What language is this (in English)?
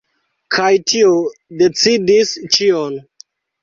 Esperanto